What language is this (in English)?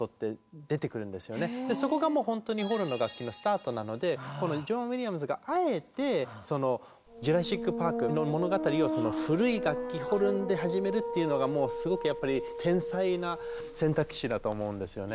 Japanese